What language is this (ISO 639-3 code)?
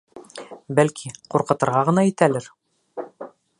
bak